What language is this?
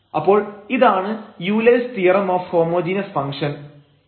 Malayalam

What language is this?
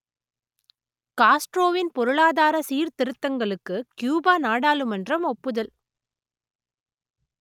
Tamil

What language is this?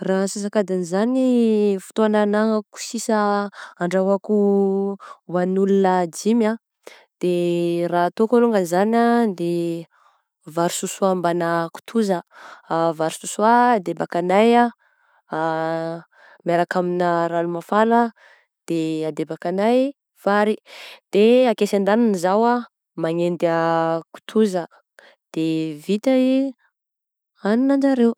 Southern Betsimisaraka Malagasy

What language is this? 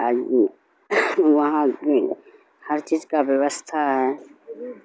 Urdu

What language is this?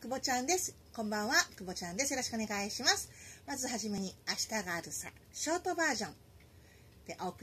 Japanese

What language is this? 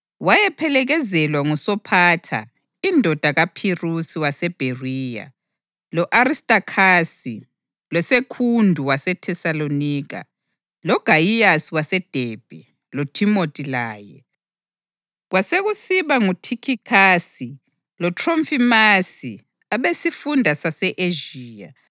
North Ndebele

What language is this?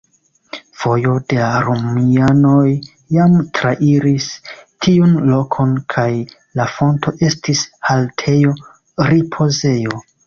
Esperanto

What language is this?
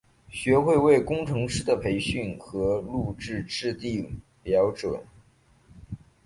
Chinese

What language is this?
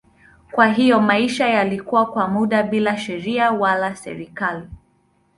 Swahili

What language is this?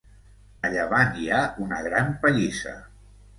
Catalan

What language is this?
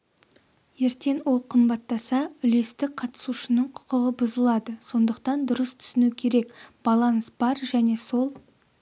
Kazakh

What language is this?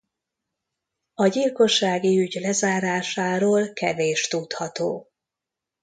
Hungarian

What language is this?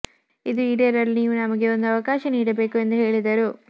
Kannada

